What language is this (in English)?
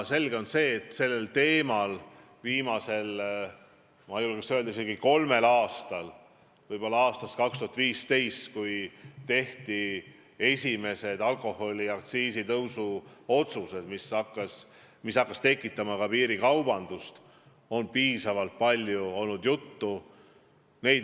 Estonian